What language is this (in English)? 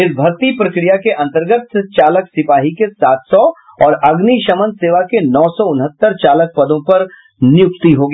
Hindi